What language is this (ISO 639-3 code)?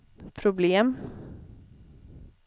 swe